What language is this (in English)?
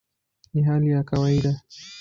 Swahili